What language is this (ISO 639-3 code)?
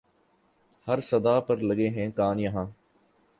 urd